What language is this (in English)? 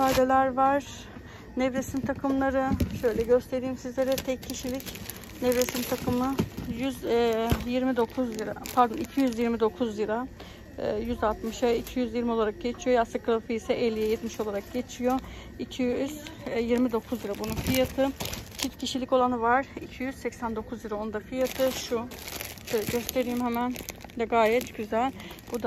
Turkish